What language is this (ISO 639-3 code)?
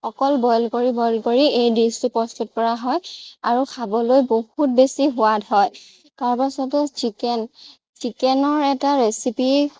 asm